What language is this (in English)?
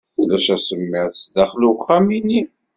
Kabyle